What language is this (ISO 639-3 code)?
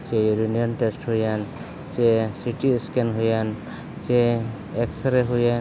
sat